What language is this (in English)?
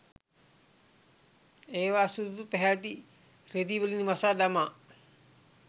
Sinhala